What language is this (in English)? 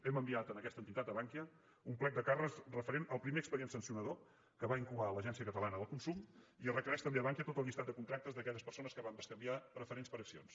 Catalan